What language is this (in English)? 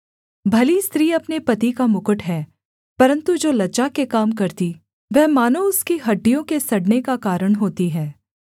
Hindi